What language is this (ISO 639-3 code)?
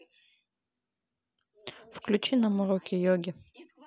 rus